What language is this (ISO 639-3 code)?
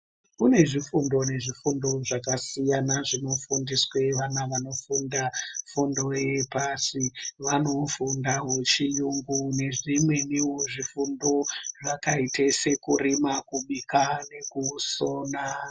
ndc